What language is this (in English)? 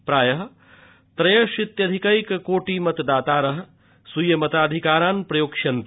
Sanskrit